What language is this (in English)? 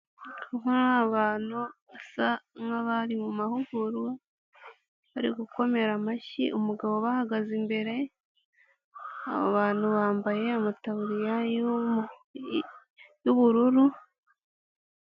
Kinyarwanda